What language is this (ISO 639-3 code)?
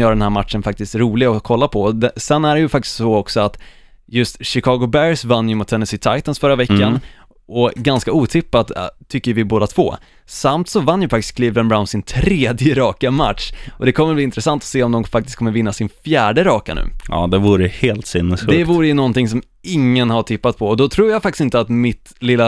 swe